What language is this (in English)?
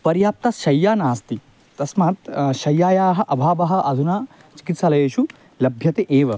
Sanskrit